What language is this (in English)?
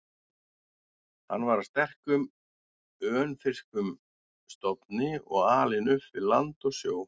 Icelandic